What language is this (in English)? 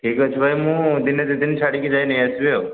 Odia